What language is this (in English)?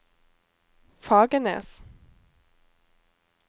Norwegian